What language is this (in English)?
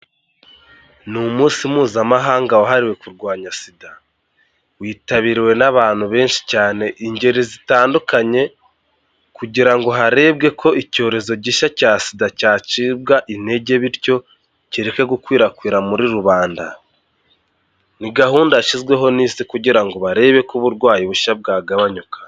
Kinyarwanda